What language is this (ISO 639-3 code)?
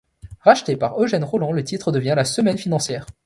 fra